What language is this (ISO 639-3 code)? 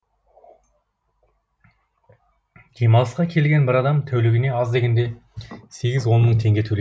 kaz